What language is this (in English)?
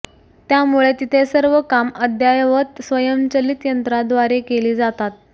Marathi